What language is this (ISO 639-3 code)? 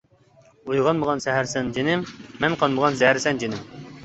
uig